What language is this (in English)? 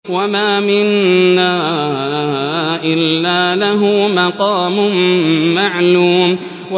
Arabic